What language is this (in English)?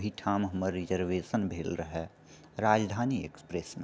Maithili